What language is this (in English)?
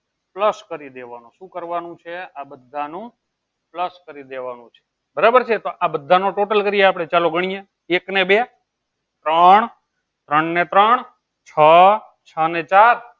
Gujarati